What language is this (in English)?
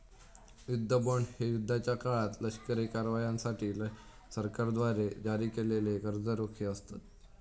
Marathi